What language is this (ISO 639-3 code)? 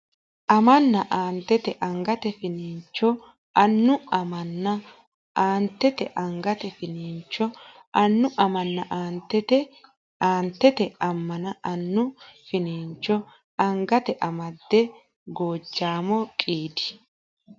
sid